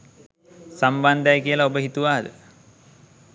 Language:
Sinhala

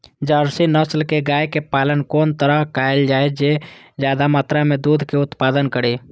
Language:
Maithili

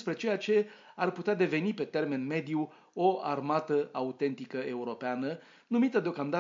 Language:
Romanian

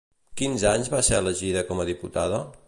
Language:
Catalan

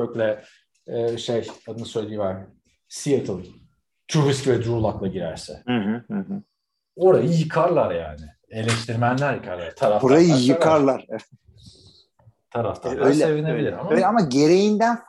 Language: Turkish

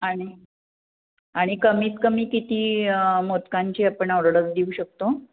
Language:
Marathi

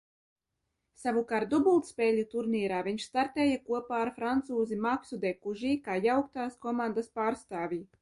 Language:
Latvian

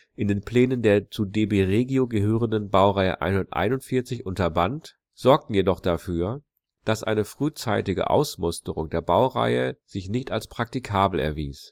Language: German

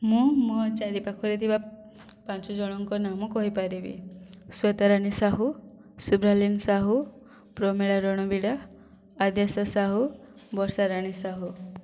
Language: Odia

